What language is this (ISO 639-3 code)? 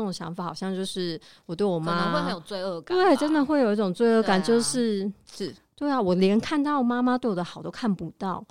zho